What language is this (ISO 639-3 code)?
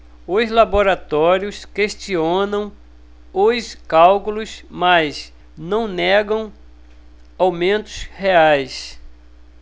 por